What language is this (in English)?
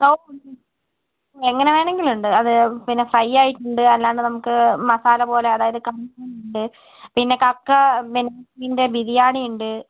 Malayalam